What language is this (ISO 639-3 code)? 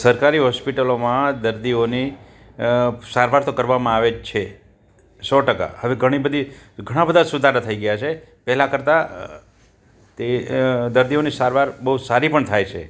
guj